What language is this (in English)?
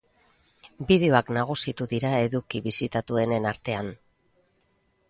Basque